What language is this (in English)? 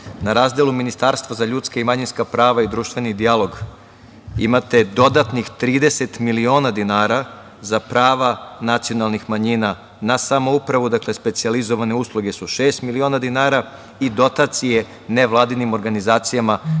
Serbian